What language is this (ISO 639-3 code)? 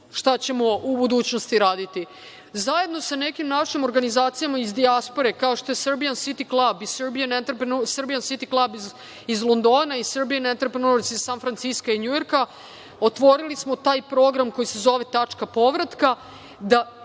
srp